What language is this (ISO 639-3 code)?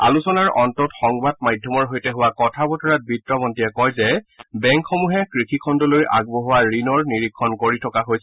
asm